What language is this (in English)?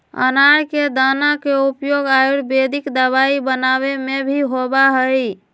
Magahi